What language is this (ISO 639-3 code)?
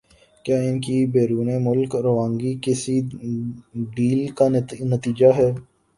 urd